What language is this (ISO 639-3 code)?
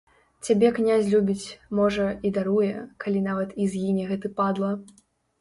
bel